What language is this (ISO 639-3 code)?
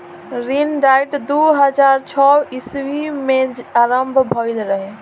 bho